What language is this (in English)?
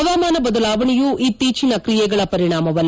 Kannada